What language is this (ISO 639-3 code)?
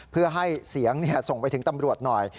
tha